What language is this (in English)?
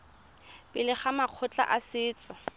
Tswana